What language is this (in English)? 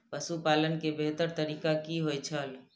Maithili